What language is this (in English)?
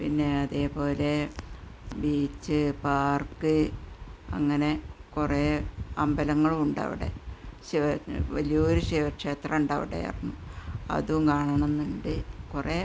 Malayalam